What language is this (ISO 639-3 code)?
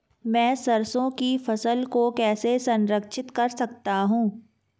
hin